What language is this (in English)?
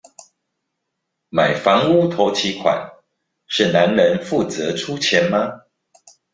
Chinese